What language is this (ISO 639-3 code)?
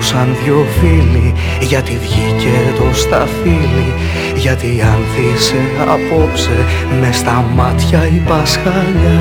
ell